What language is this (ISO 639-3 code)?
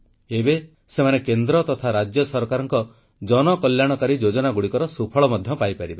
ori